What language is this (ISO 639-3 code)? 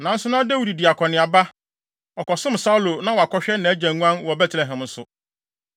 aka